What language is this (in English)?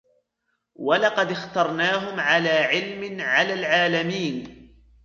Arabic